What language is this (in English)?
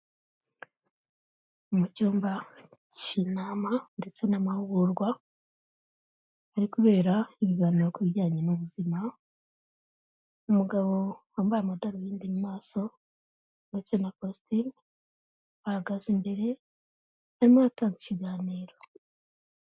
Kinyarwanda